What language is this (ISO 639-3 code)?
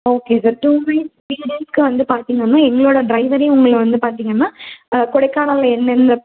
tam